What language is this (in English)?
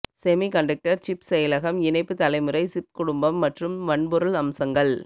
Tamil